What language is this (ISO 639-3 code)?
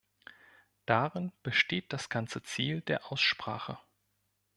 deu